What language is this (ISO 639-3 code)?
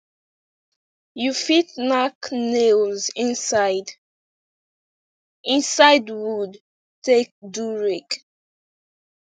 pcm